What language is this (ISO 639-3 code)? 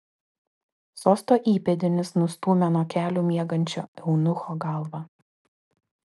lit